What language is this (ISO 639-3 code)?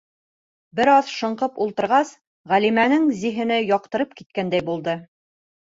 bak